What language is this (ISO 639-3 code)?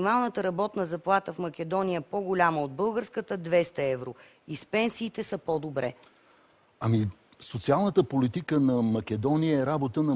bul